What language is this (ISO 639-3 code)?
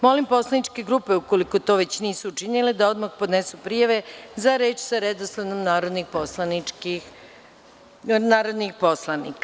srp